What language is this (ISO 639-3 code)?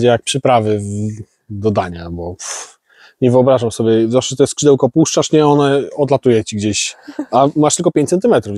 pol